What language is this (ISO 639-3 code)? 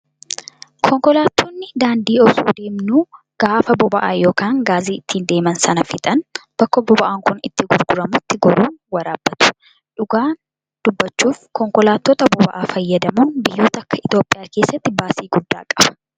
orm